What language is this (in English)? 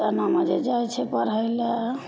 Maithili